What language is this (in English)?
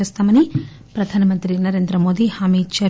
Telugu